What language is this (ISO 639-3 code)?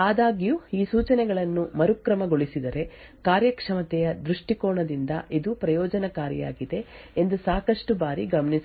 kan